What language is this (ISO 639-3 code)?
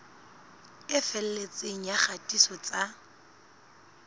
sot